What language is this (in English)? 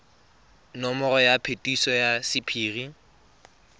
Tswana